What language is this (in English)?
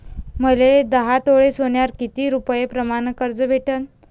Marathi